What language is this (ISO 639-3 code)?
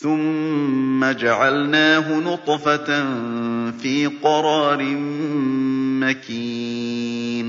ara